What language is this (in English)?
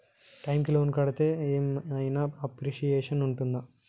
Telugu